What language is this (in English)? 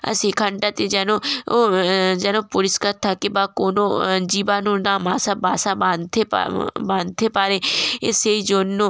Bangla